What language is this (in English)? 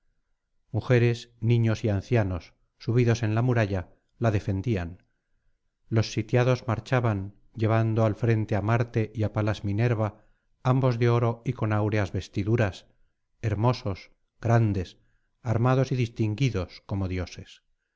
Spanish